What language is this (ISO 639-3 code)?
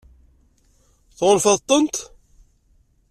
kab